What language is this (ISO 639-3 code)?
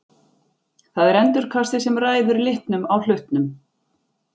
isl